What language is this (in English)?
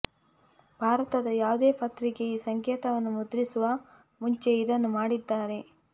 Kannada